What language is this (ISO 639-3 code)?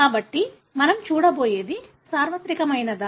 tel